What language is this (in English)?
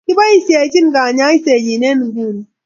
Kalenjin